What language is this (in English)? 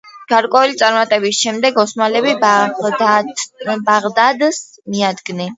Georgian